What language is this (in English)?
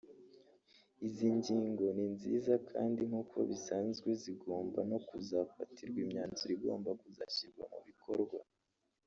Kinyarwanda